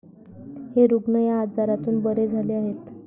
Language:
Marathi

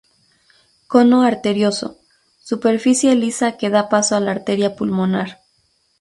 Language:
Spanish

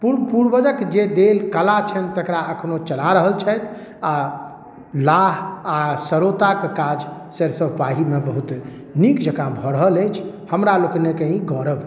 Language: Maithili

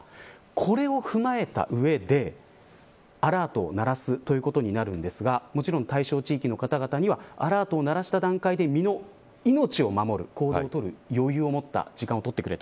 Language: Japanese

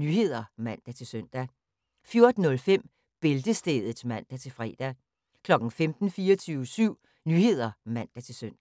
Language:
Danish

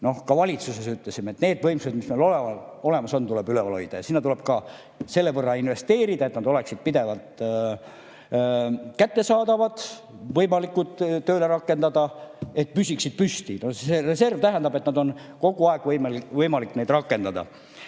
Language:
Estonian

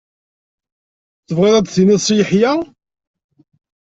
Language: Kabyle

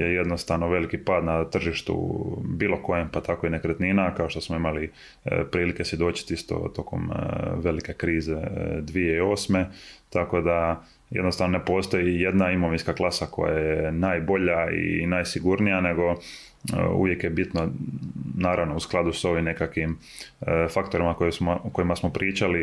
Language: Croatian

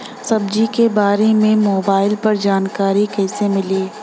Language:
Bhojpuri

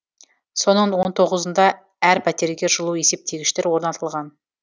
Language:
Kazakh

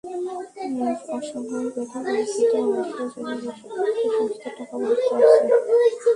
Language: Bangla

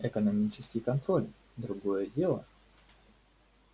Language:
Russian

